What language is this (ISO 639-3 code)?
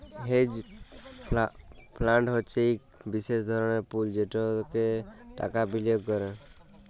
ben